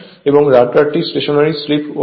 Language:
Bangla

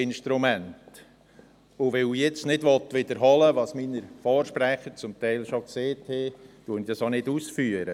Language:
Swiss German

